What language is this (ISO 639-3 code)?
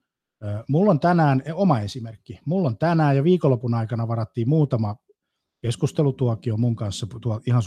fin